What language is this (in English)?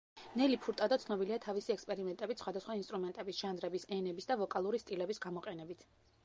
Georgian